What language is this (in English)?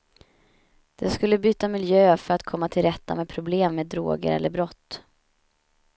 Swedish